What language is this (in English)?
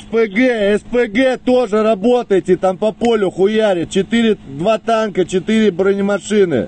Russian